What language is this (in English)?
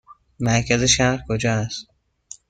Persian